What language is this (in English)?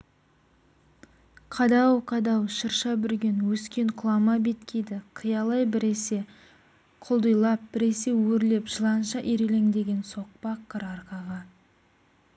Kazakh